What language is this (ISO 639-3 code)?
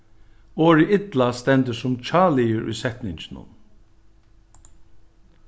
fao